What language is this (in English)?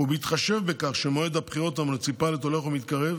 Hebrew